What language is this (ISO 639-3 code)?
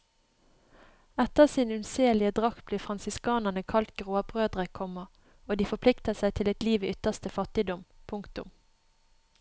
nor